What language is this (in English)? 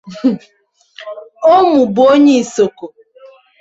Igbo